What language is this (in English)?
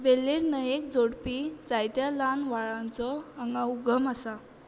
Konkani